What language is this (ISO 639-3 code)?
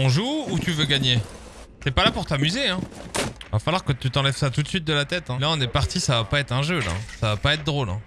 fra